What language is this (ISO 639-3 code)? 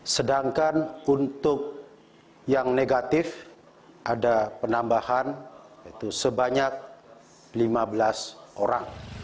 ind